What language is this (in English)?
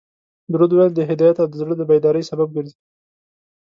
Pashto